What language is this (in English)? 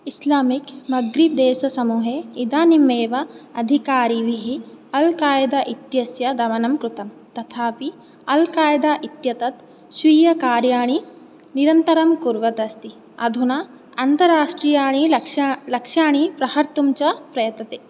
Sanskrit